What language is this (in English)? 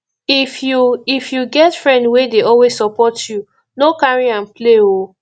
Nigerian Pidgin